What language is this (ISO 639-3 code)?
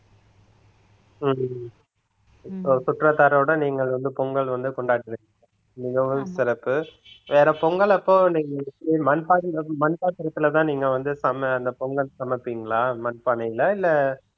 tam